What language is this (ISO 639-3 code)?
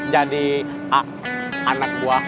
ind